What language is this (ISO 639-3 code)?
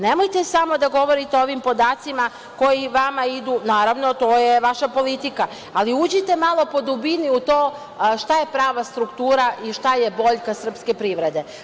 srp